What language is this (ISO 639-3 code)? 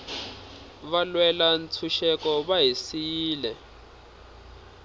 tso